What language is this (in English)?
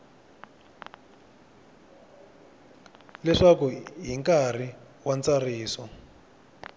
Tsonga